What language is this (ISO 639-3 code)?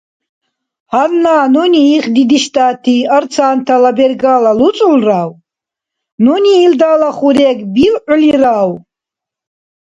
dar